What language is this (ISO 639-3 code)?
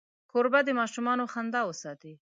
pus